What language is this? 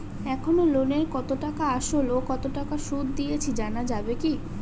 Bangla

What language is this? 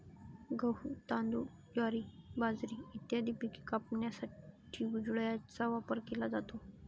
Marathi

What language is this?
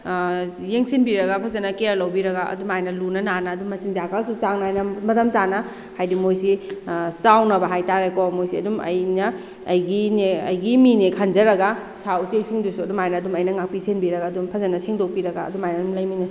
Manipuri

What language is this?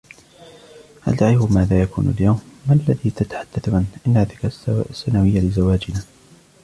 Arabic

